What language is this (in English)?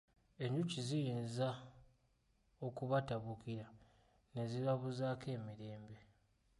Ganda